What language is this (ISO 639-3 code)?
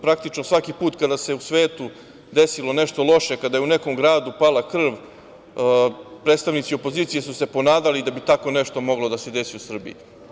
srp